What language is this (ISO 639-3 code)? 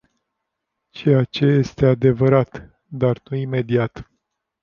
ron